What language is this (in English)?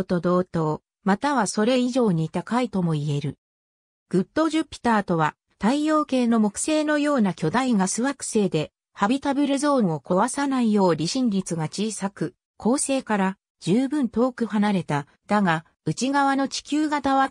Japanese